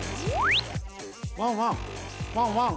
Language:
Japanese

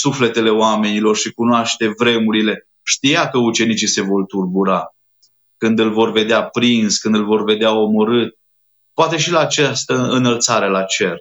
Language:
Romanian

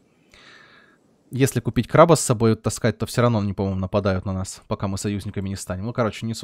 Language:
Russian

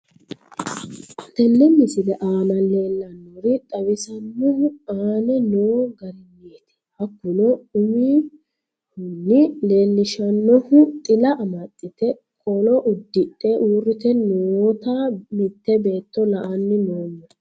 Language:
Sidamo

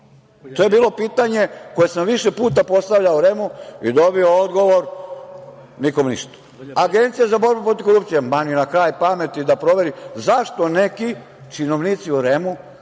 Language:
Serbian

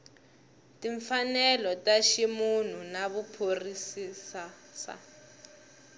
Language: Tsonga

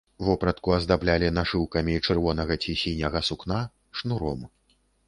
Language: Belarusian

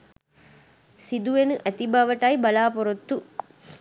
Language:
Sinhala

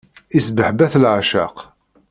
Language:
Kabyle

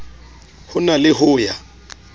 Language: Southern Sotho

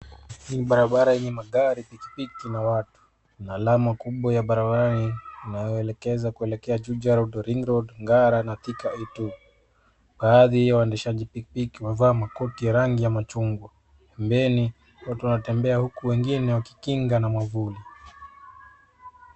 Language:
Swahili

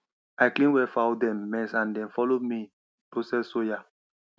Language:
Nigerian Pidgin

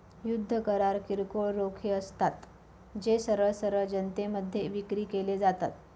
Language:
Marathi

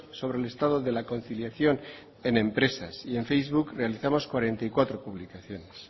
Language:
Spanish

